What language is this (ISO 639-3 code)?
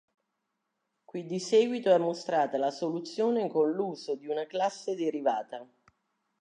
ita